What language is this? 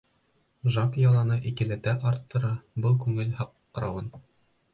Bashkir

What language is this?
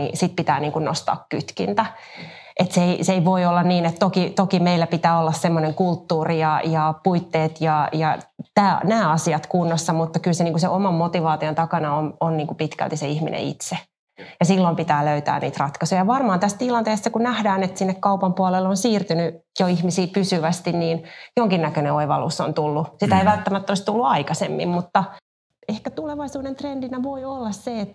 Finnish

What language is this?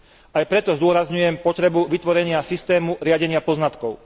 Slovak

